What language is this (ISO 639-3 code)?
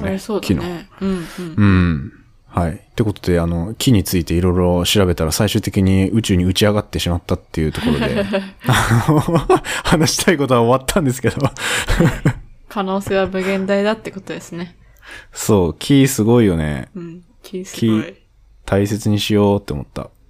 jpn